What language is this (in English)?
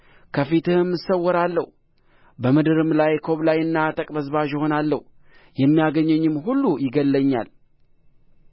Amharic